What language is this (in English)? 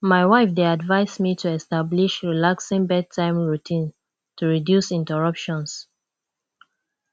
Nigerian Pidgin